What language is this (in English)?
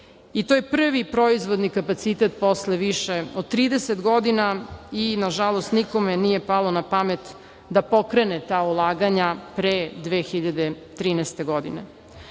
Serbian